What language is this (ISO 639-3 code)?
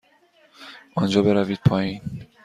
fas